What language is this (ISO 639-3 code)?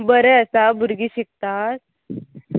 kok